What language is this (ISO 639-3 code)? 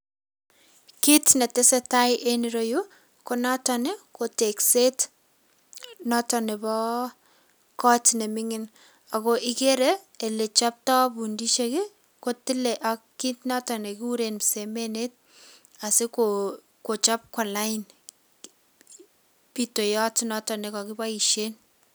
kln